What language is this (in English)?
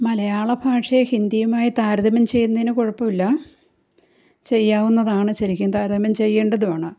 Malayalam